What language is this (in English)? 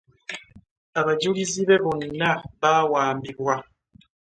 Ganda